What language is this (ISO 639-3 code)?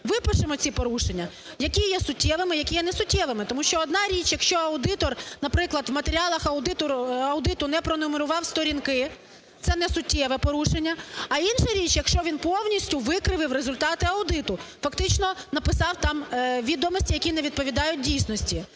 ukr